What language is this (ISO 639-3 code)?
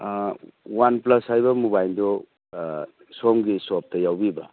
mni